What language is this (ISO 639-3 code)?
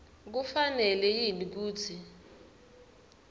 ssw